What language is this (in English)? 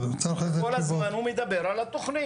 Hebrew